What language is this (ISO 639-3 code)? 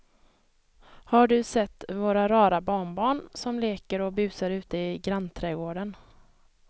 swe